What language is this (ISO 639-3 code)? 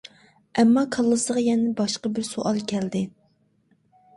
uig